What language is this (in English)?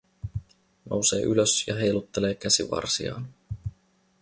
Finnish